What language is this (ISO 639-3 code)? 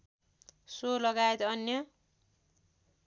nep